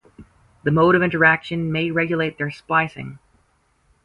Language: English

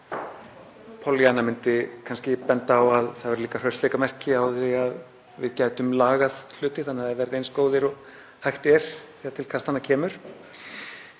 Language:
Icelandic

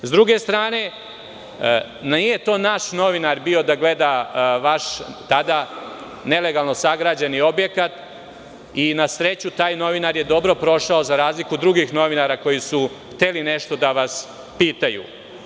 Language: Serbian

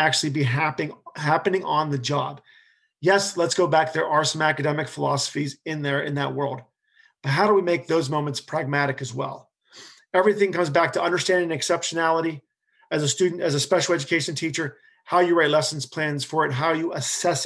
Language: English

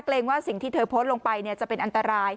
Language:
Thai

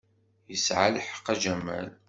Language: Kabyle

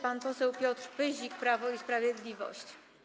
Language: Polish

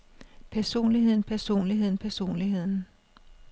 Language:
Danish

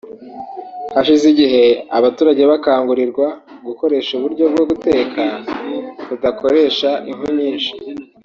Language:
Kinyarwanda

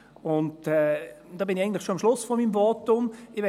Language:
Swiss German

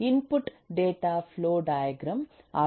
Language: Kannada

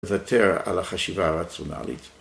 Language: Hebrew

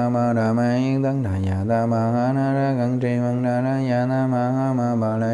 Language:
Vietnamese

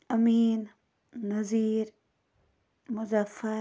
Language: Kashmiri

